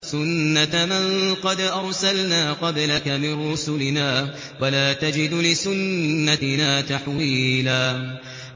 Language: Arabic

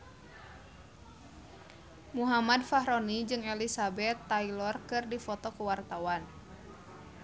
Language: Sundanese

